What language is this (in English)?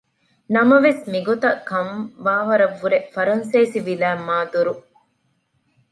Divehi